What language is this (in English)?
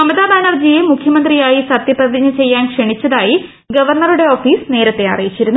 Malayalam